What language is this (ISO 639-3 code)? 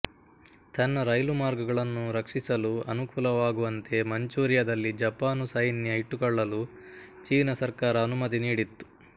kan